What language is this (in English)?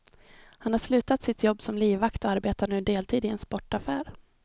Swedish